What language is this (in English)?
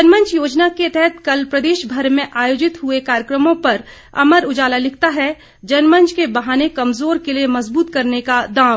Hindi